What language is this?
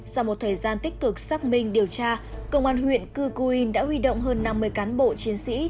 Vietnamese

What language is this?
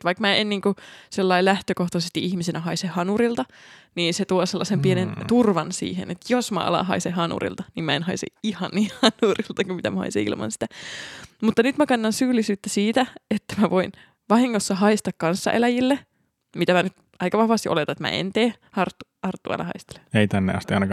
Finnish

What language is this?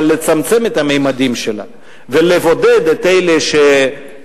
Hebrew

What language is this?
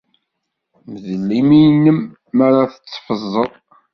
Kabyle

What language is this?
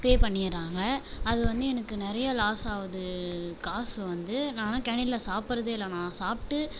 Tamil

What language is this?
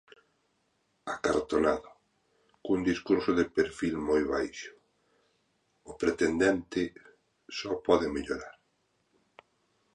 Galician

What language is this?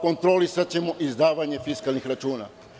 Serbian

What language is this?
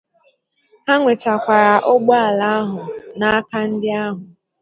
Igbo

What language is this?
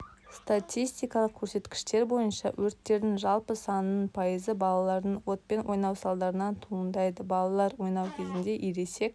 Kazakh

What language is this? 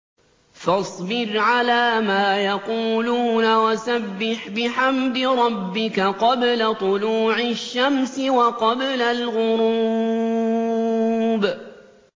Arabic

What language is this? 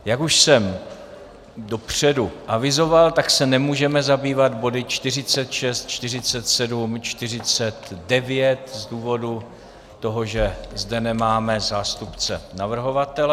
Czech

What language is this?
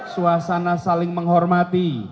Indonesian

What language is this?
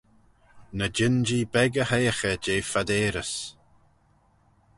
Manx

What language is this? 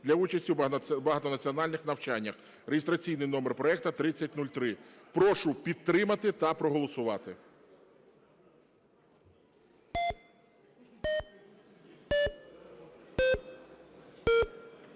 Ukrainian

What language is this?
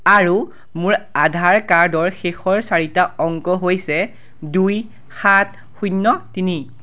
Assamese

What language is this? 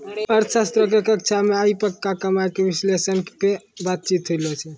Maithili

